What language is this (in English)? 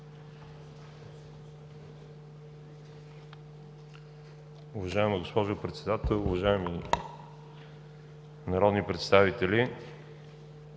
Bulgarian